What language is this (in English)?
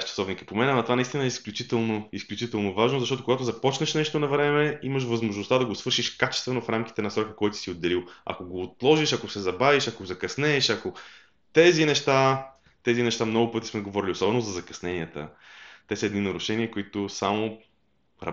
Bulgarian